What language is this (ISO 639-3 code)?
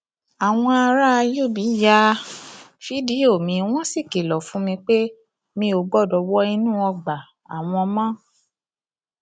yor